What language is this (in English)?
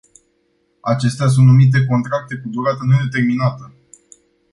Romanian